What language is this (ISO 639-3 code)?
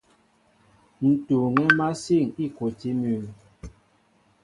mbo